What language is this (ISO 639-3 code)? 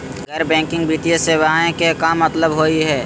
mag